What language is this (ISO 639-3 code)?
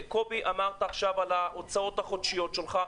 heb